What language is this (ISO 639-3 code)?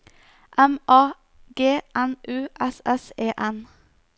nor